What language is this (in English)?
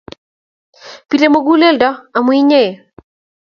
Kalenjin